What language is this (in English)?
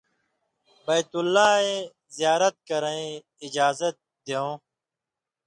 Indus Kohistani